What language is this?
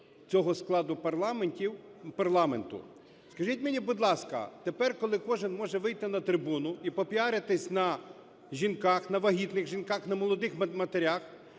Ukrainian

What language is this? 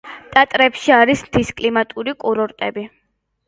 Georgian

